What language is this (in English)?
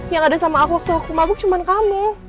Indonesian